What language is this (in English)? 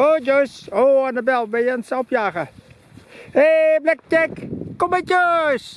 Dutch